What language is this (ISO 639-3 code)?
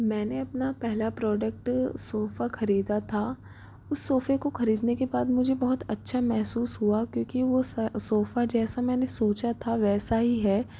hin